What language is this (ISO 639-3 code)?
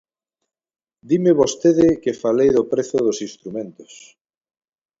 glg